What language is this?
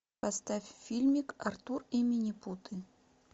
Russian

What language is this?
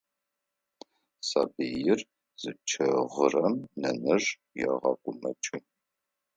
Adyghe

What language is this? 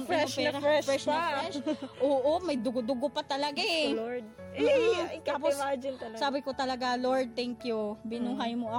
Filipino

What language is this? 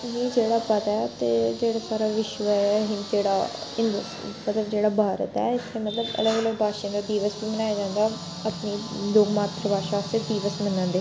Dogri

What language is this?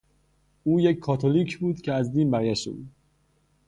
Persian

